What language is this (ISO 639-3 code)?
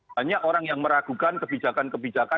ind